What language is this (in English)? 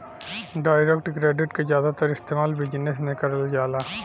Bhojpuri